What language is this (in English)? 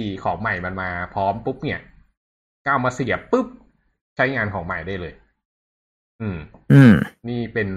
Thai